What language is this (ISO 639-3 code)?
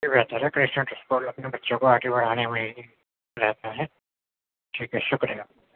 urd